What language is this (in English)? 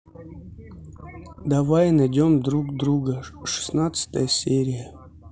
Russian